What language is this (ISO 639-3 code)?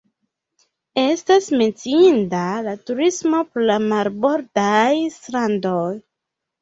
epo